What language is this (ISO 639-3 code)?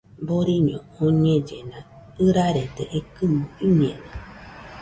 hux